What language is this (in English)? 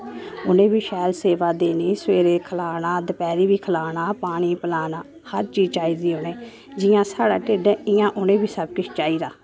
Dogri